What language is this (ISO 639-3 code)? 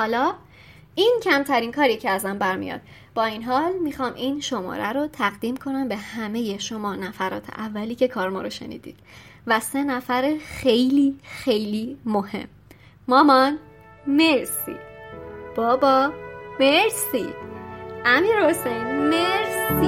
fas